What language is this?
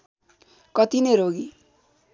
Nepali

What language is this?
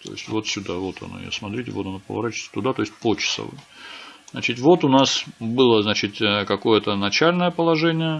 Russian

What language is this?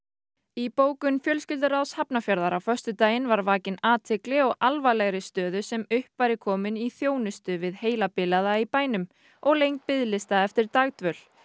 Icelandic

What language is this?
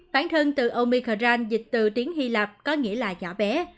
Vietnamese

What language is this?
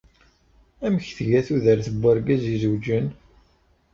Kabyle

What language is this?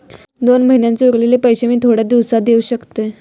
Marathi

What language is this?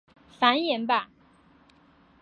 Chinese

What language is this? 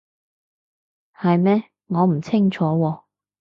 Cantonese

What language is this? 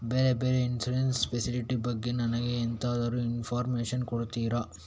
Kannada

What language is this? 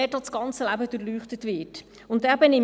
Swiss German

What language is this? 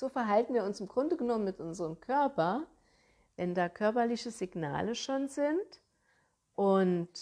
German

